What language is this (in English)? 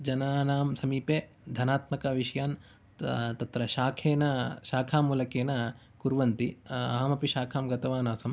Sanskrit